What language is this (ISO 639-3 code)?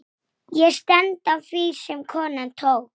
isl